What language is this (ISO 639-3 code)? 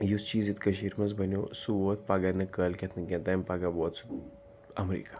kas